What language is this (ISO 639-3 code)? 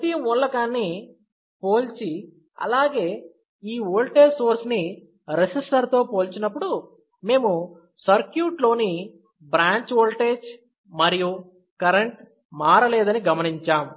tel